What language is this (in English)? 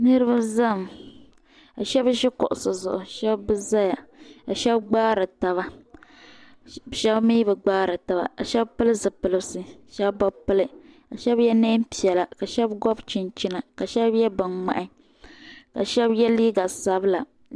Dagbani